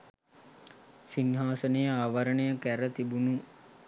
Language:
Sinhala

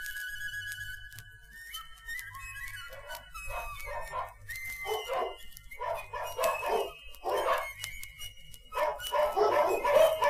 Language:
Swedish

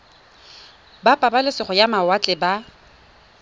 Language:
Tswana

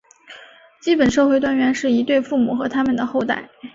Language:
Chinese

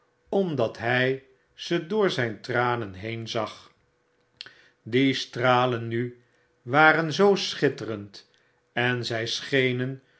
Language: Dutch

